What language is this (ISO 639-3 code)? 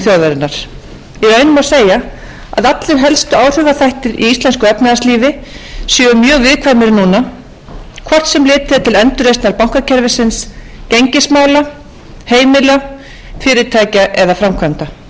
isl